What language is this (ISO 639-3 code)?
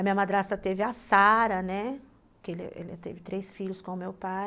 por